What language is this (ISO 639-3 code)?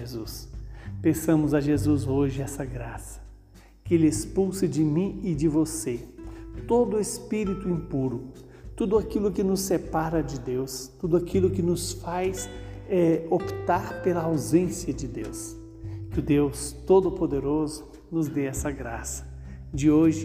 por